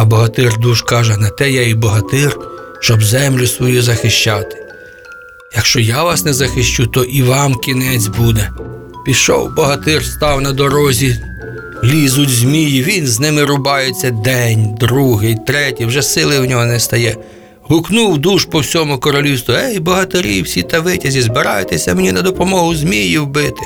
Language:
Ukrainian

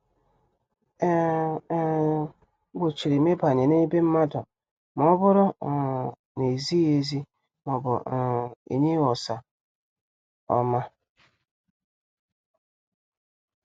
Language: Igbo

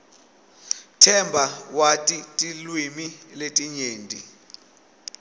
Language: Swati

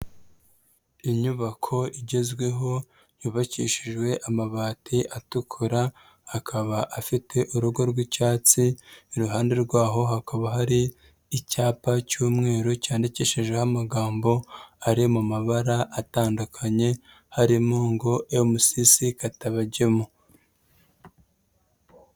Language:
Kinyarwanda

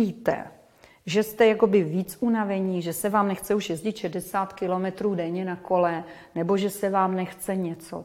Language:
Czech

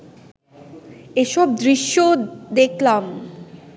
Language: Bangla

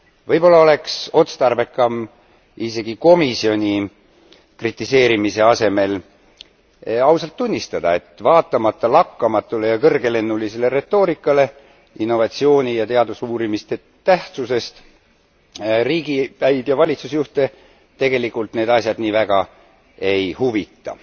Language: Estonian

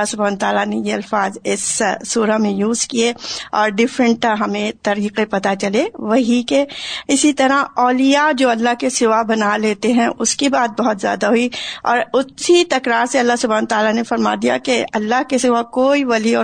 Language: Urdu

